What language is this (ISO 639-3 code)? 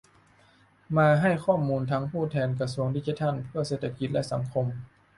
tha